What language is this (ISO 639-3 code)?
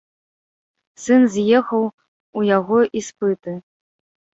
bel